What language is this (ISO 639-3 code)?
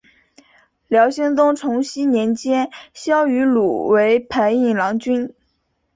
zho